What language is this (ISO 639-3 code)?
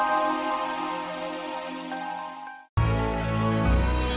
ind